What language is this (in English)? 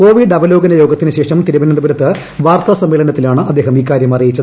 Malayalam